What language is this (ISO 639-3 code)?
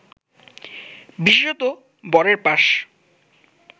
ben